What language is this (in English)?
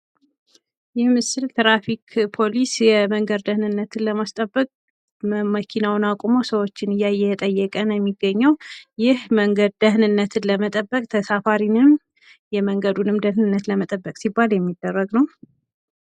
Amharic